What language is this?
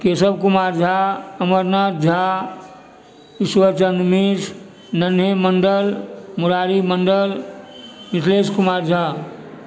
Maithili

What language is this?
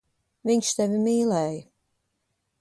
Latvian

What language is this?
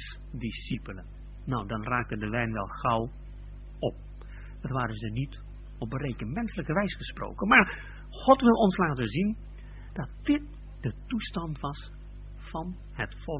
Dutch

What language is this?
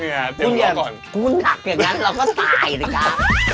Thai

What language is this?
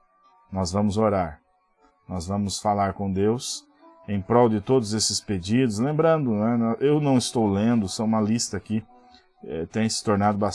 Portuguese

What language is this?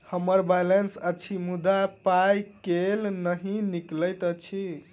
Maithili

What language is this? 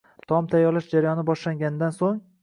Uzbek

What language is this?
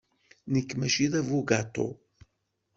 Kabyle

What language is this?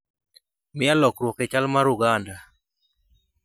Luo (Kenya and Tanzania)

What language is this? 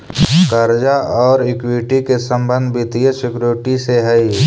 Magahi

